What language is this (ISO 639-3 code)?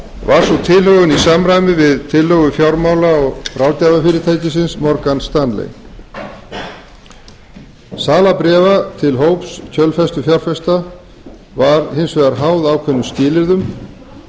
isl